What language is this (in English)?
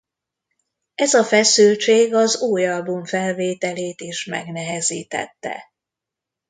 Hungarian